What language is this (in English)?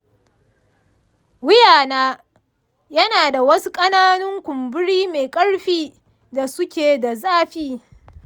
Hausa